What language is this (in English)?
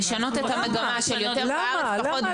Hebrew